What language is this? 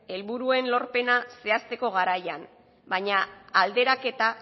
Basque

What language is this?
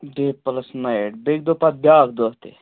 Kashmiri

